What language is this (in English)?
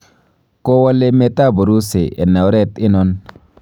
Kalenjin